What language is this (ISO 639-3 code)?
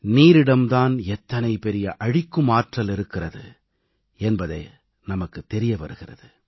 tam